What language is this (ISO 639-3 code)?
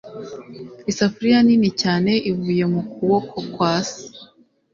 kin